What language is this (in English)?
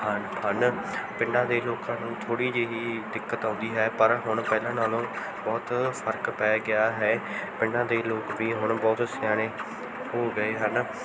Punjabi